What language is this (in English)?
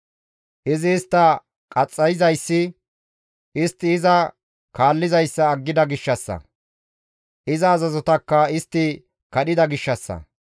Gamo